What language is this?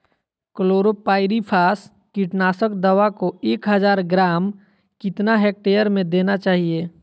Magahi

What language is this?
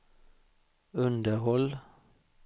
Swedish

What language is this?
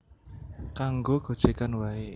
Javanese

